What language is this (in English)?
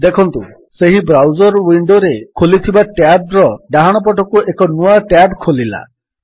Odia